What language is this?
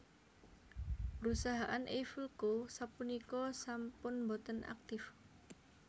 Javanese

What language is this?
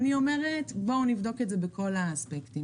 Hebrew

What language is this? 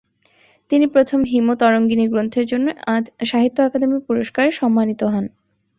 Bangla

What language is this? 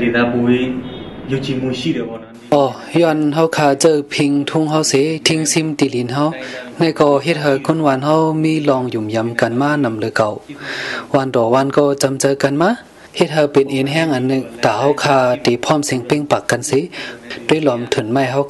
Thai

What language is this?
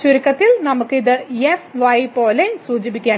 Malayalam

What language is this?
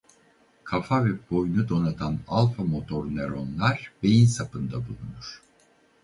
Turkish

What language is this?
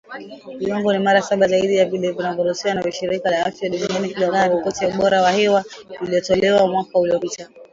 Swahili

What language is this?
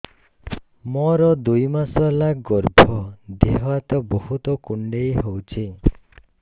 Odia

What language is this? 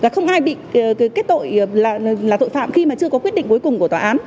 Vietnamese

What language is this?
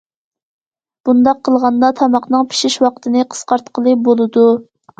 Uyghur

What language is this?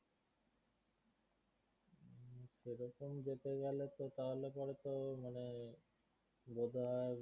Bangla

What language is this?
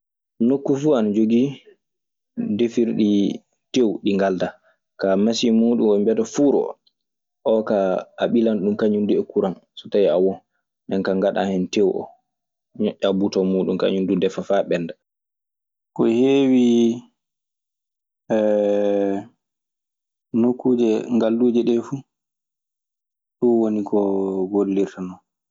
Maasina Fulfulde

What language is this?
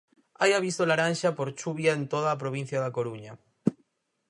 Galician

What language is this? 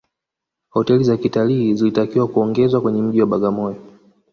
Swahili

